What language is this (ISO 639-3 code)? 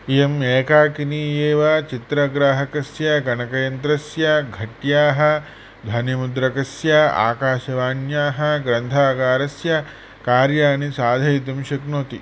san